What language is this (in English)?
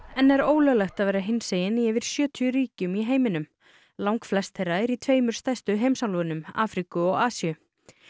Icelandic